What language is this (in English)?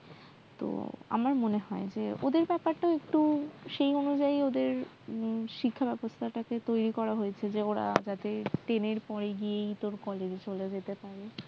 Bangla